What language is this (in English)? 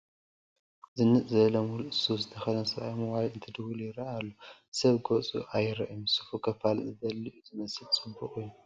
Tigrinya